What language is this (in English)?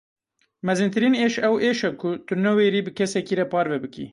Kurdish